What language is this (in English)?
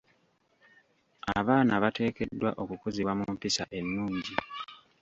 Ganda